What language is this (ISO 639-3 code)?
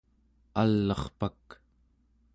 esu